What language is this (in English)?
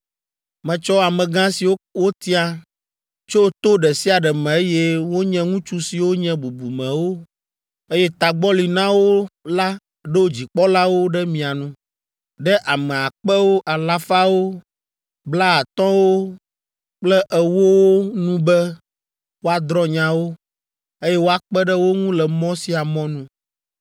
Ewe